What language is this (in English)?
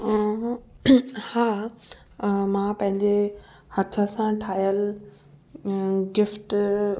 Sindhi